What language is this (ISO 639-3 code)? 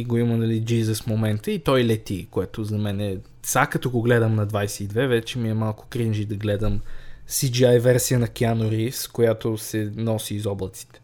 bul